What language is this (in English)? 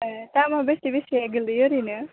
Bodo